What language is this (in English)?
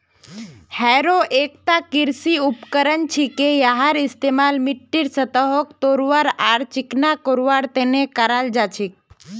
Magahi